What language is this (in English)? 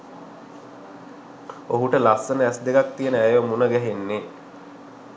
Sinhala